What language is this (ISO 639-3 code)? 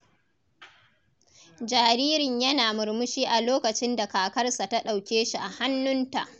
hau